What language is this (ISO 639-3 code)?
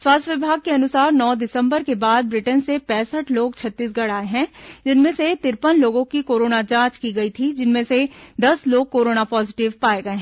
hin